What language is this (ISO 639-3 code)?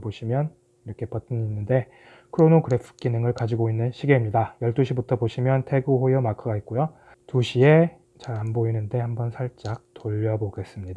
kor